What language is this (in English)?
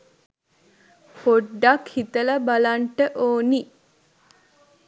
Sinhala